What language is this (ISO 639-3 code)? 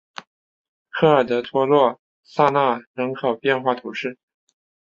zho